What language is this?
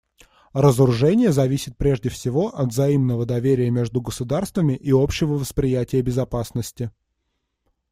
Russian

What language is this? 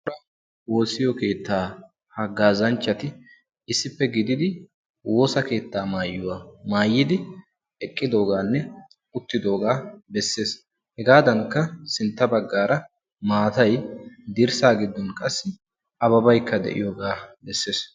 Wolaytta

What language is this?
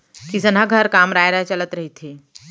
Chhattisgarhi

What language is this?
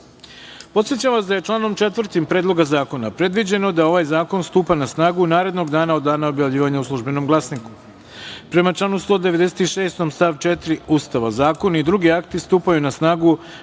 Serbian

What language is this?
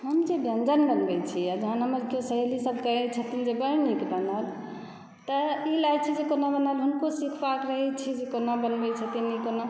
Maithili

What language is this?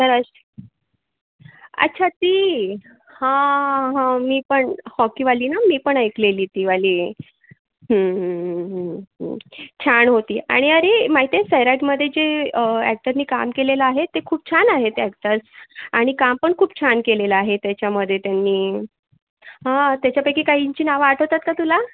Marathi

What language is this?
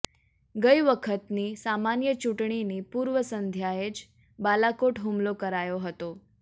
Gujarati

